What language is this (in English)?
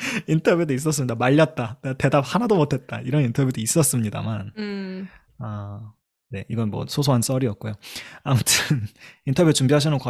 Korean